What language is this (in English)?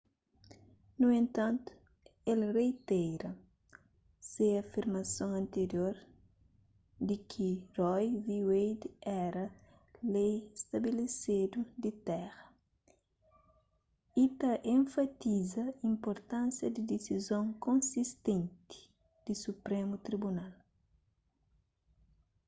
Kabuverdianu